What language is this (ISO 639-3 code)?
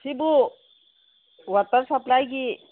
mni